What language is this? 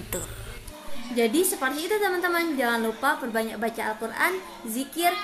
Indonesian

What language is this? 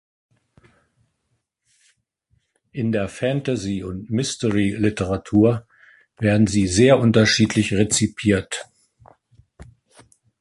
German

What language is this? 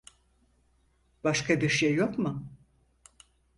Turkish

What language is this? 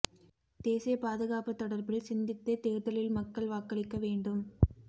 Tamil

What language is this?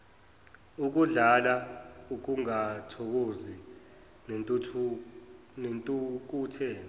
Zulu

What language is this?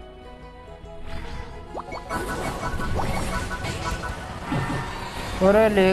Hindi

